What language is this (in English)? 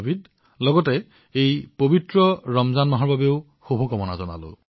Assamese